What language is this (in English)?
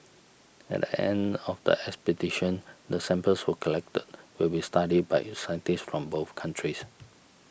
English